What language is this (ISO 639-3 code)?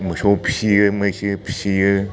brx